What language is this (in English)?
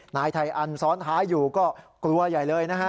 Thai